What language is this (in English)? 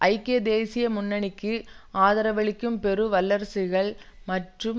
Tamil